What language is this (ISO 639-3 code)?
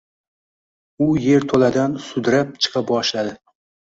uzb